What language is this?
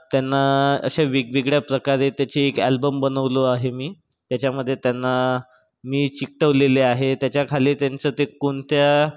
Marathi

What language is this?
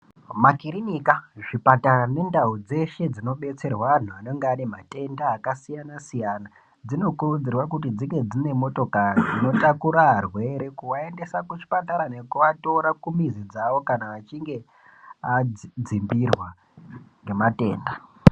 Ndau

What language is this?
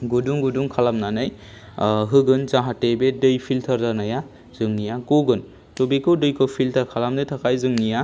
Bodo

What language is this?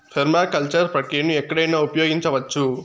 Telugu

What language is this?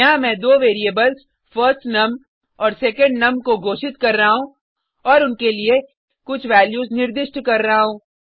Hindi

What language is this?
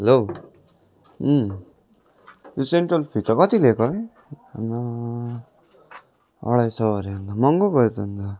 Nepali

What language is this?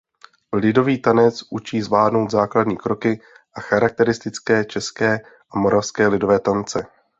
Czech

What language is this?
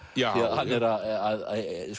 Icelandic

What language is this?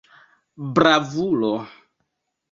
Esperanto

